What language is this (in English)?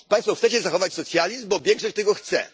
Polish